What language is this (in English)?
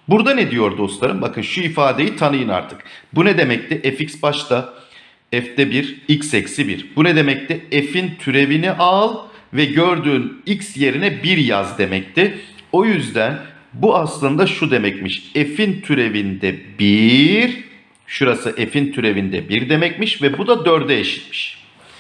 Turkish